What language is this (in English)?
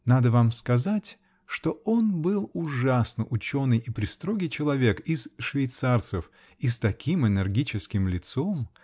Russian